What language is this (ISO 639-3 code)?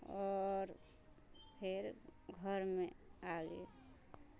mai